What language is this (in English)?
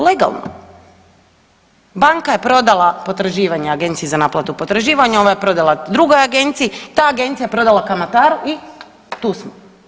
Croatian